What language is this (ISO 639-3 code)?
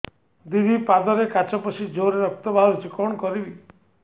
ori